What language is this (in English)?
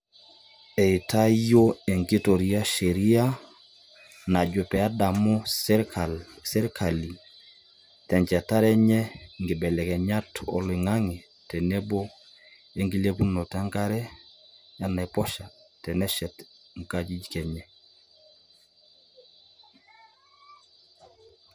Masai